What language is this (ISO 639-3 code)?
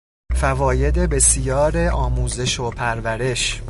fas